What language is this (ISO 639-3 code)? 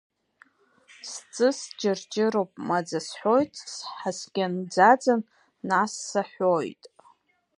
abk